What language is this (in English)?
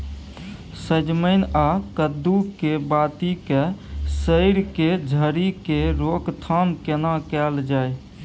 Maithili